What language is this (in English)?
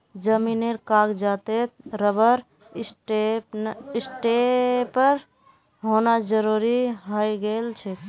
Magahi